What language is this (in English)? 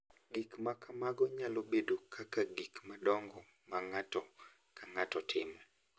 Luo (Kenya and Tanzania)